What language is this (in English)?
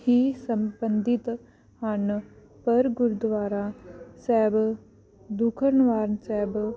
Punjabi